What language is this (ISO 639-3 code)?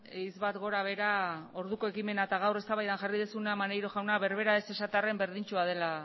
eus